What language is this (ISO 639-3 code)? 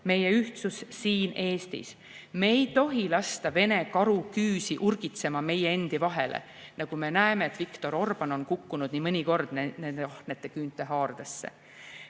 est